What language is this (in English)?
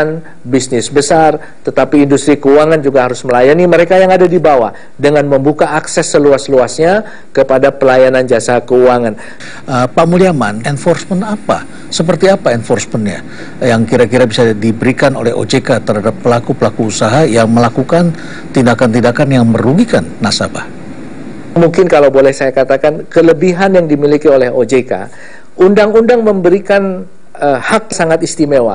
Indonesian